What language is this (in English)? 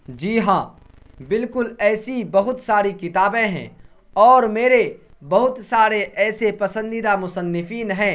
Urdu